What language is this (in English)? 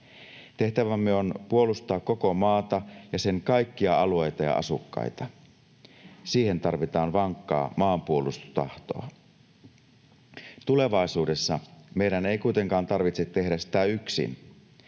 Finnish